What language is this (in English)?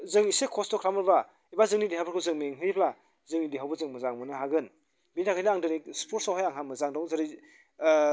Bodo